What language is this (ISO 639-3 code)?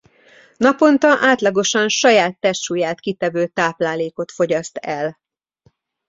hun